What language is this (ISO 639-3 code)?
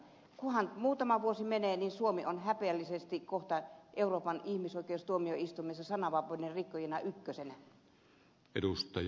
fin